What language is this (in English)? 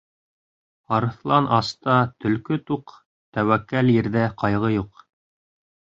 Bashkir